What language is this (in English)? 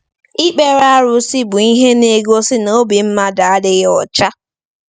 Igbo